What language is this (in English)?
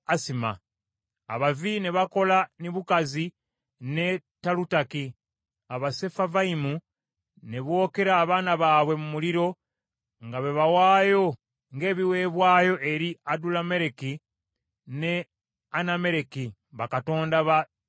Ganda